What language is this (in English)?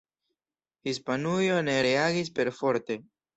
Esperanto